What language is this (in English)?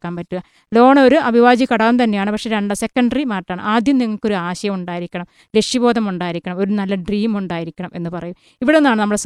Malayalam